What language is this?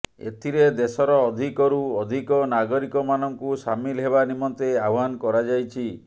Odia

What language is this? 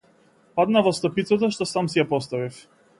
Macedonian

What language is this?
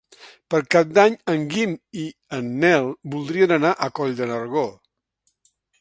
Catalan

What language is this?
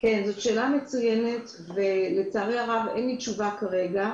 Hebrew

